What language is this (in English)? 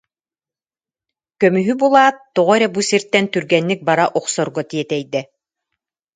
Yakut